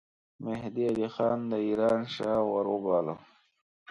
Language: Pashto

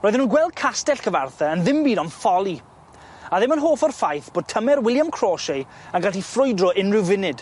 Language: Welsh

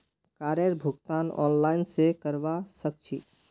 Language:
Magahi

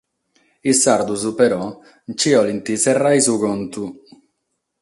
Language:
Sardinian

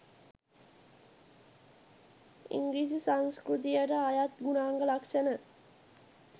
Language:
Sinhala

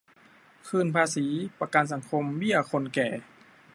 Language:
Thai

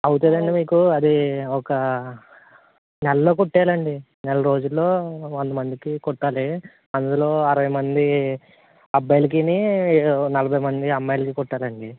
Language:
Telugu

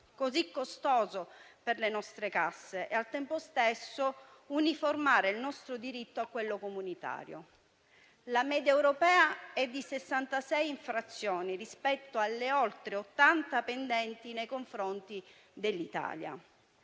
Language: Italian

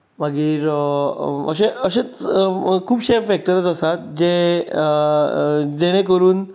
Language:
Konkani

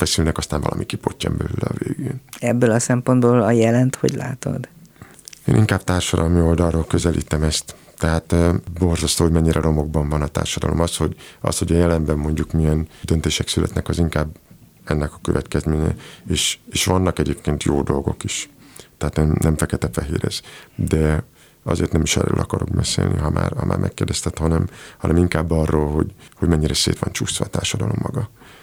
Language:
Hungarian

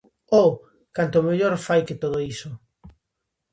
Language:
Galician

